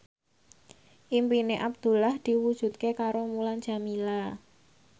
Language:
Javanese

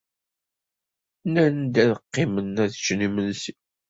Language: Kabyle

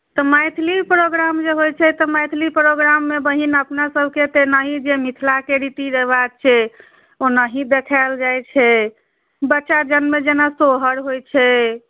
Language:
Maithili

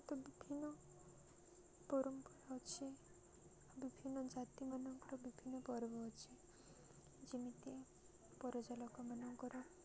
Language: Odia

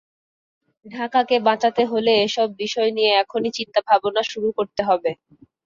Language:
Bangla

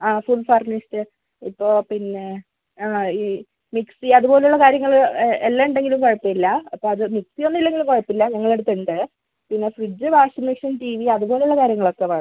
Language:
Malayalam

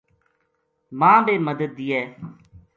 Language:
Gujari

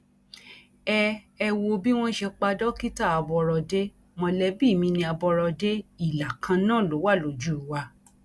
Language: Yoruba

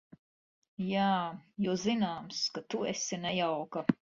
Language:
Latvian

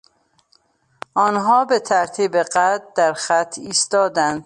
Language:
Persian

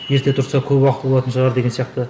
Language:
Kazakh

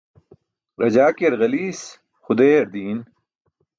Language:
Burushaski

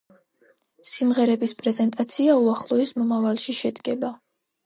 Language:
Georgian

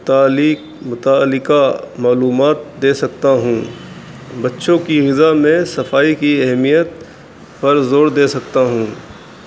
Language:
Urdu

